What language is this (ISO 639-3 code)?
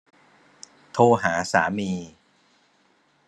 tha